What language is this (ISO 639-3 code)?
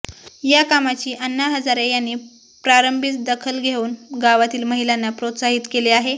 mar